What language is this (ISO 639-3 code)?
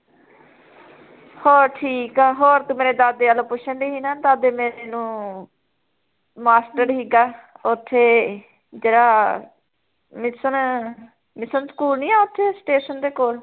pan